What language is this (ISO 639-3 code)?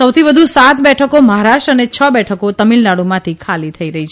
guj